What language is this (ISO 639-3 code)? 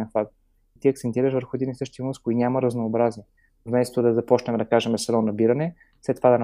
bul